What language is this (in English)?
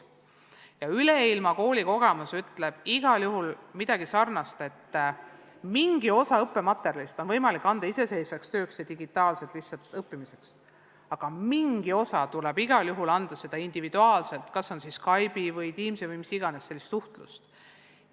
Estonian